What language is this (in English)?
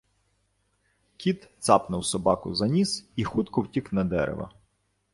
Ukrainian